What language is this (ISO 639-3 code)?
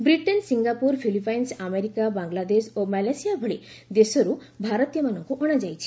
ori